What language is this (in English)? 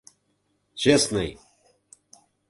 Mari